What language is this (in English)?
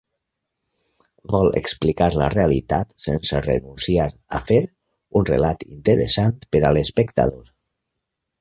Catalan